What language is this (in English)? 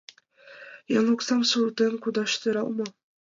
Mari